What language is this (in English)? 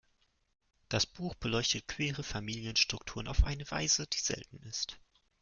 German